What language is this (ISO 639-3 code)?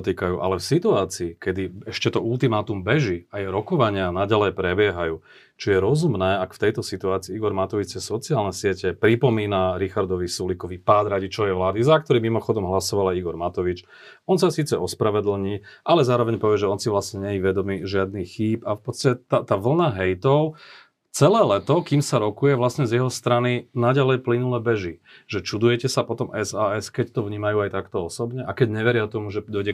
slk